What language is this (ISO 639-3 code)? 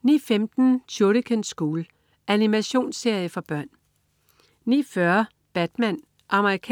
dan